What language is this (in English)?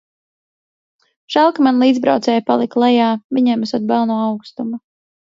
Latvian